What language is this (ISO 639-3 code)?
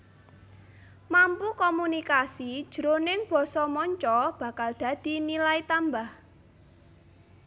jav